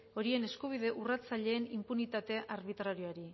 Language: Basque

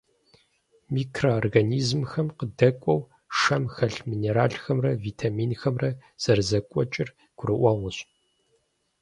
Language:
Kabardian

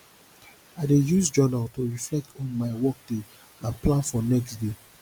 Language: Nigerian Pidgin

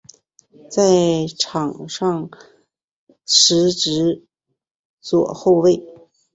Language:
Chinese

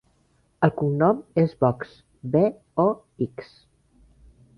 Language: Catalan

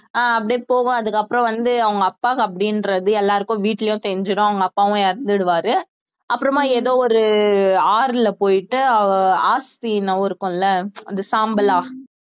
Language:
Tamil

